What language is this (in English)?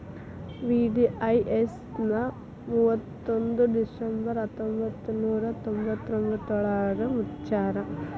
Kannada